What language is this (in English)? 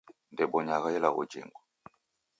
Taita